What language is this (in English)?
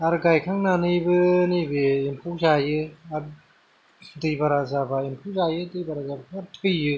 Bodo